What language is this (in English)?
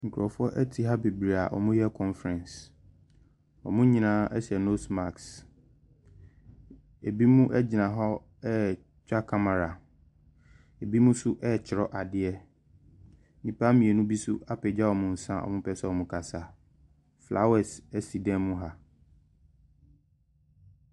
Akan